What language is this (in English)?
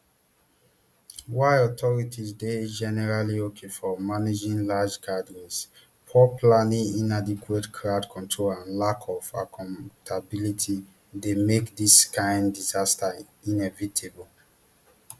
Nigerian Pidgin